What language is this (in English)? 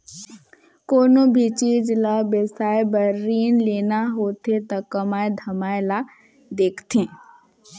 Chhattisgarhi